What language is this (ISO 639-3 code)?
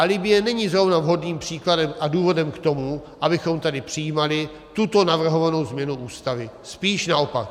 ces